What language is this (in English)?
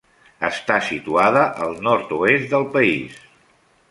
Catalan